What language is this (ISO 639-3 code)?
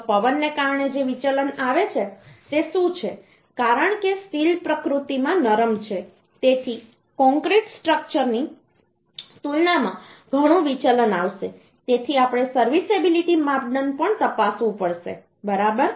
guj